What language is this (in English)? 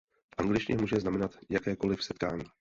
Czech